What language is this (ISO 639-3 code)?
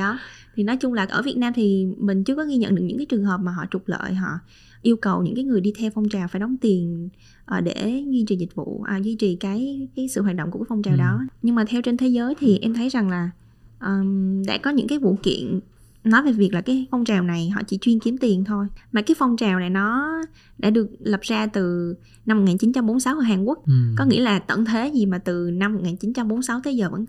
vie